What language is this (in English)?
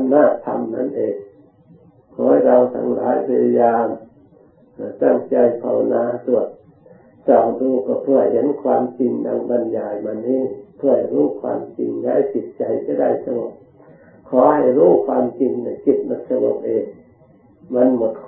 Thai